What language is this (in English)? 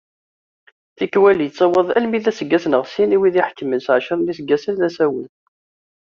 Kabyle